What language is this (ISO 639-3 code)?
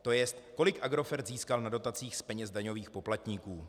ces